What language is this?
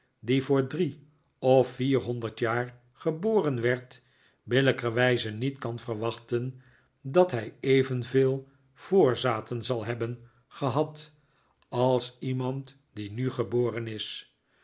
Dutch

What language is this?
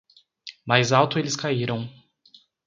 Portuguese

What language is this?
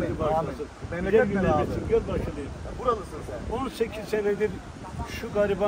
Turkish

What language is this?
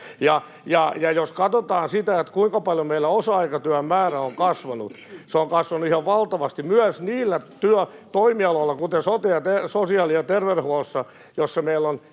Finnish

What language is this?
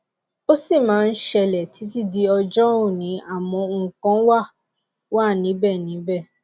Yoruba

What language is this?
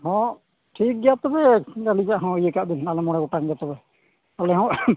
Santali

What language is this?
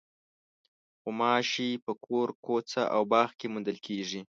Pashto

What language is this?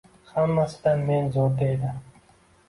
Uzbek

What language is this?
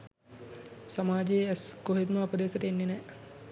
Sinhala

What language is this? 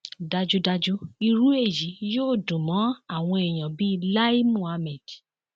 Yoruba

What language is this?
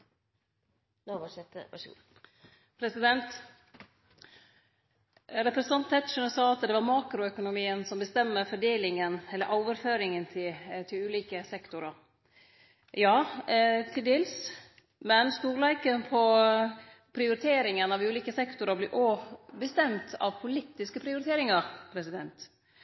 Norwegian Nynorsk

